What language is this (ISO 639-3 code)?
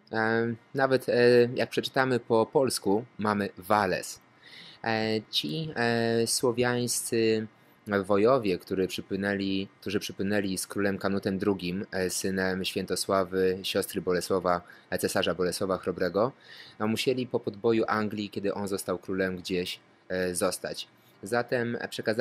pol